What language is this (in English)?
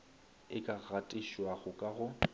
Northern Sotho